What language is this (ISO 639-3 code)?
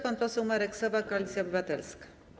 pol